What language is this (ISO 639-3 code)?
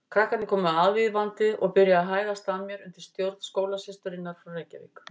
isl